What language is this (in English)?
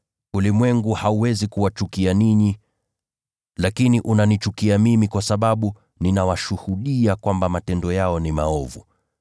Swahili